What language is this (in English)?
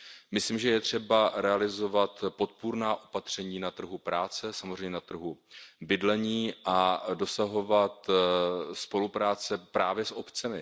Czech